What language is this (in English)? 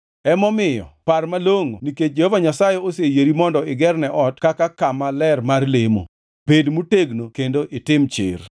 Luo (Kenya and Tanzania)